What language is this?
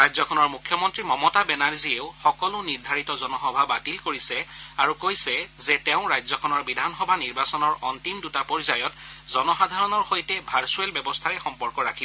Assamese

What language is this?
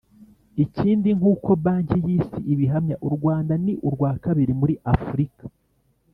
Kinyarwanda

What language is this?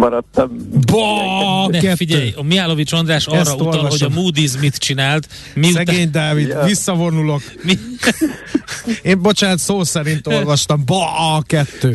Hungarian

